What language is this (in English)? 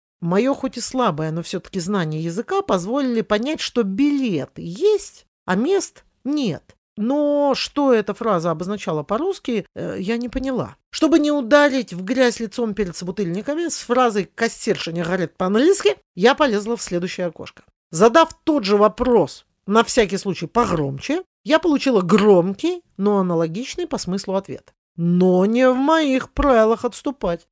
Russian